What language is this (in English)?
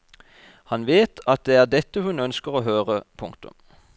Norwegian